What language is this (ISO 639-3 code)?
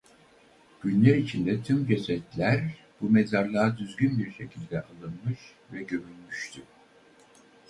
tur